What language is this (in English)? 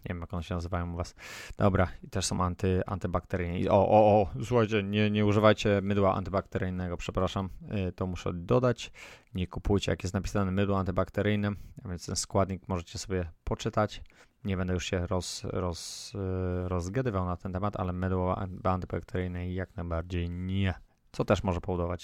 Polish